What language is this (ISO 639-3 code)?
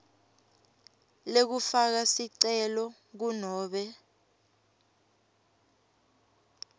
ssw